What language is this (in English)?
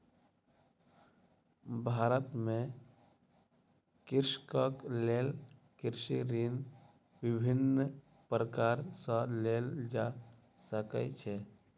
Maithili